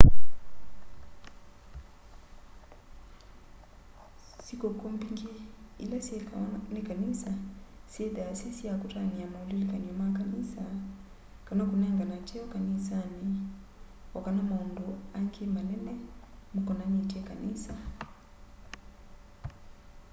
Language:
Kamba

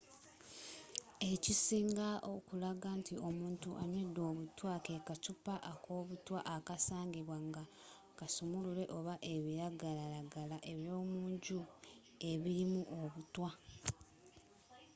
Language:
Ganda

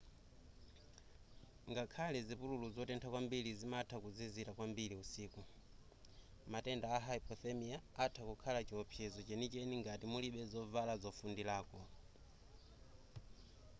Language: Nyanja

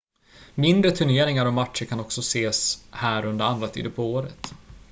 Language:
Swedish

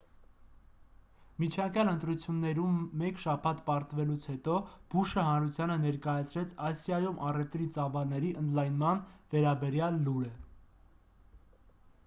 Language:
Armenian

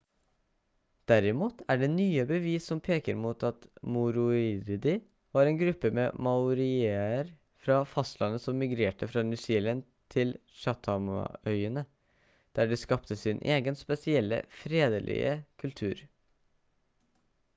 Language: Norwegian Bokmål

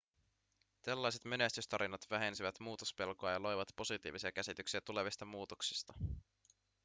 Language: Finnish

